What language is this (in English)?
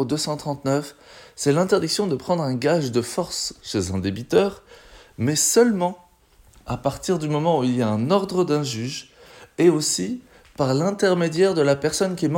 French